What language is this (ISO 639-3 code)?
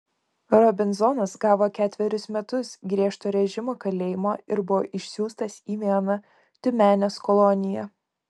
lit